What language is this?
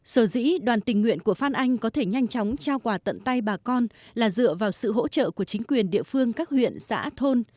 Vietnamese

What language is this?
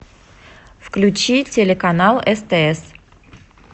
Russian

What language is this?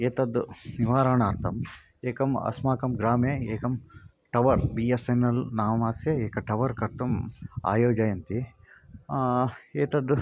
Sanskrit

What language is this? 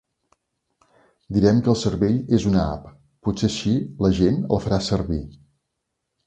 Catalan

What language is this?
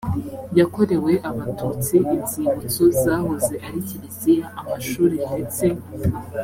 Kinyarwanda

